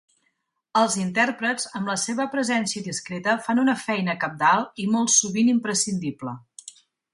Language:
Catalan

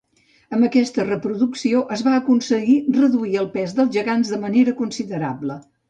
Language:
Catalan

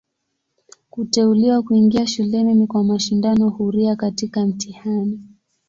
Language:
Swahili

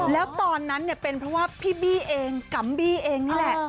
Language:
Thai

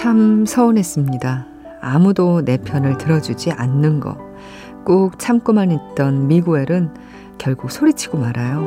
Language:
Korean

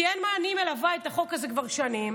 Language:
Hebrew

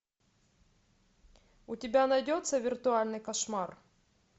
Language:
Russian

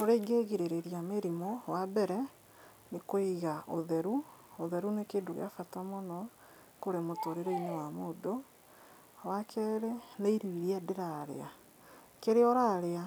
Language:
Kikuyu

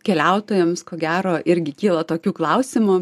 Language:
Lithuanian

